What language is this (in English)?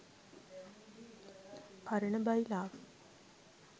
Sinhala